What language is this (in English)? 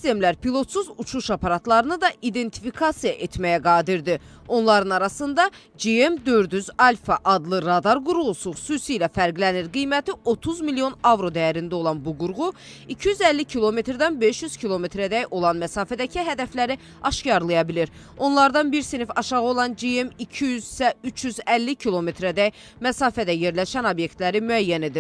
Turkish